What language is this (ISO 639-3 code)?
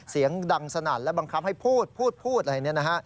tha